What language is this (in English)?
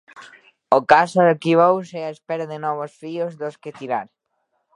Galician